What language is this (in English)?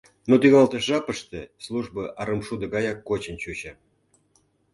Mari